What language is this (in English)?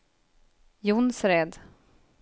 Swedish